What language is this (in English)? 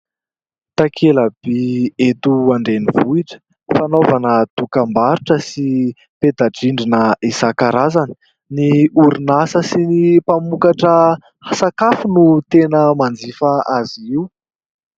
Malagasy